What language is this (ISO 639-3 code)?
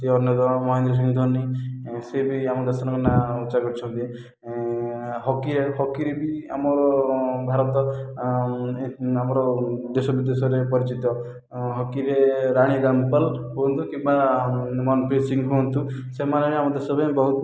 ori